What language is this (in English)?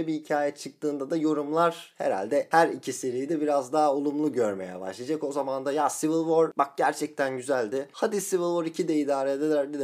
Turkish